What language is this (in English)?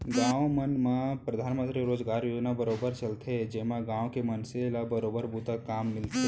Chhattisgarhi